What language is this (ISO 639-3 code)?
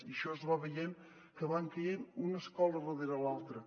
cat